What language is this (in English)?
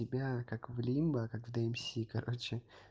Russian